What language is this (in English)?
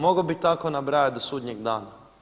Croatian